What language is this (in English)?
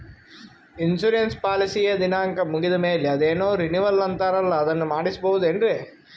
Kannada